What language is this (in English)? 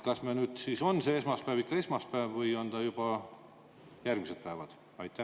Estonian